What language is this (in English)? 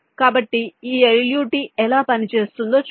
Telugu